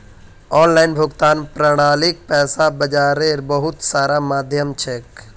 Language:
Magahi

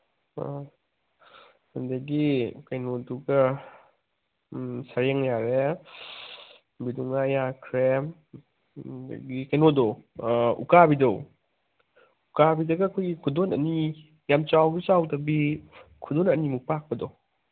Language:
Manipuri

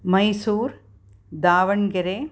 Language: Sanskrit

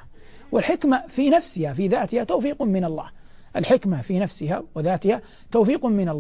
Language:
Arabic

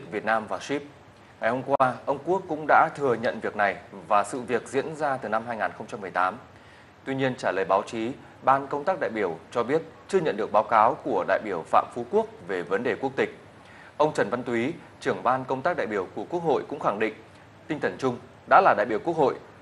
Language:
Vietnamese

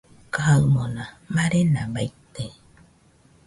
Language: Nüpode Huitoto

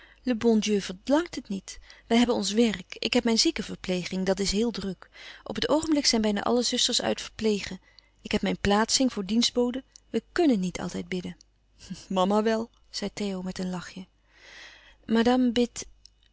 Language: Dutch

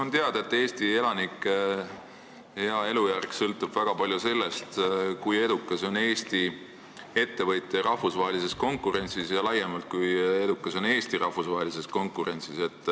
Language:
Estonian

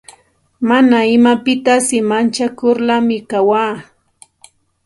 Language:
Santa Ana de Tusi Pasco Quechua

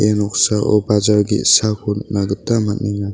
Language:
Garo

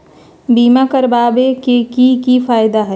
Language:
Magahi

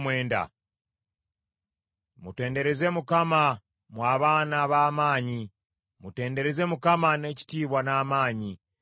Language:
Ganda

